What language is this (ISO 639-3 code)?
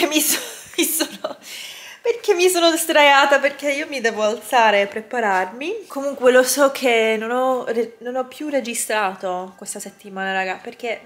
ita